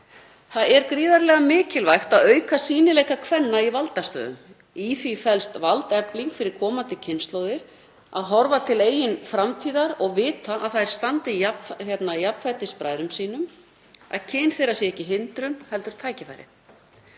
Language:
Icelandic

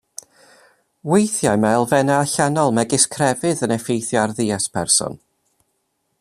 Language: Welsh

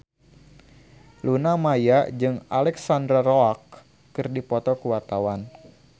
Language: Sundanese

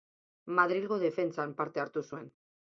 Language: Basque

